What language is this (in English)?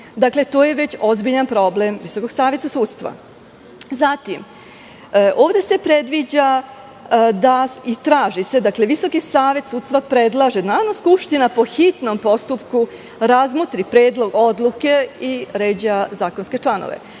Serbian